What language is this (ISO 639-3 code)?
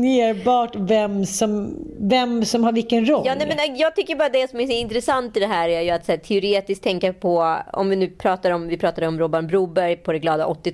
swe